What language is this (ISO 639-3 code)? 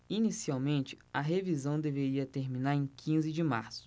por